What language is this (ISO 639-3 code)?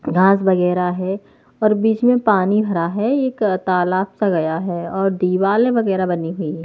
hin